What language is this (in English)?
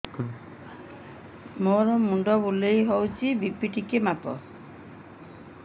Odia